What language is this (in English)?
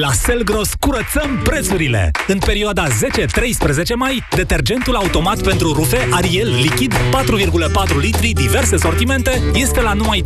Romanian